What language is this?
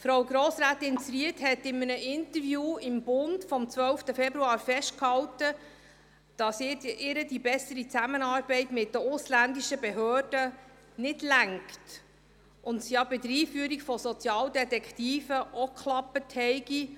Swiss German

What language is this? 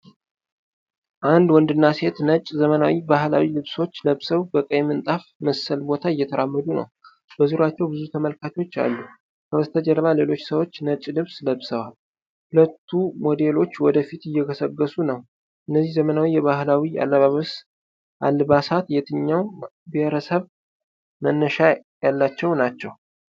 Amharic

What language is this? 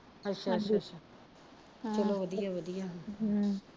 Punjabi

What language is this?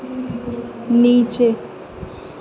Urdu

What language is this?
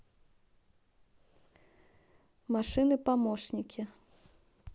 Russian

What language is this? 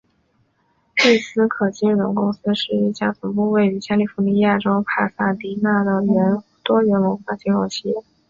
Chinese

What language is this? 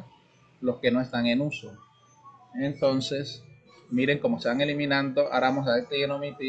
Spanish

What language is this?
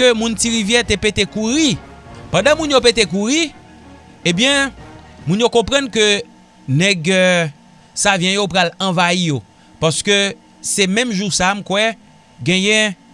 French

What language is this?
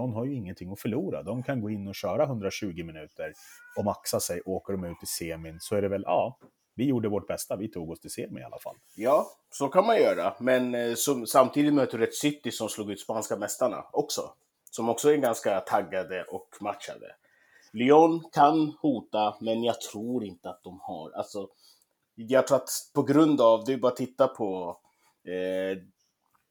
Swedish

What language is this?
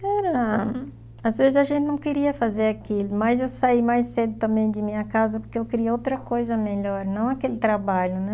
Portuguese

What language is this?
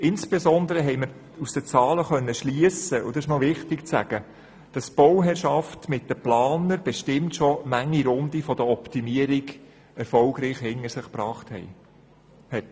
Swiss German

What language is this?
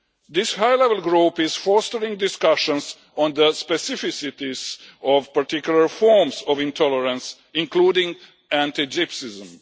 English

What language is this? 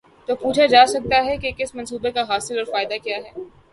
Urdu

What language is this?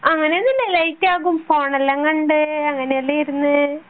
Malayalam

